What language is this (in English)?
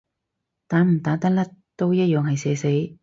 Cantonese